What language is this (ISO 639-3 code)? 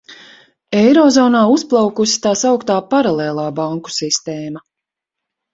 lav